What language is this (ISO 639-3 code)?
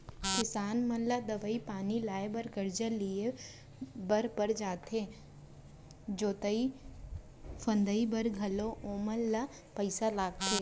hne